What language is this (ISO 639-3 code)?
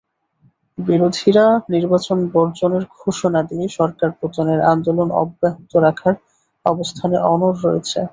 ben